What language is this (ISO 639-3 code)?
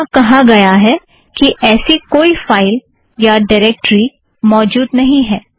hin